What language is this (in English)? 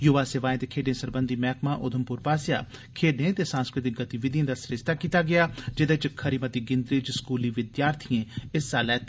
Dogri